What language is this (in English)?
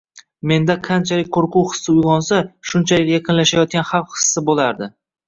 Uzbek